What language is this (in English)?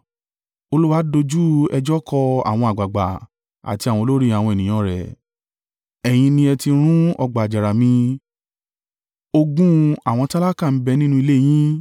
Yoruba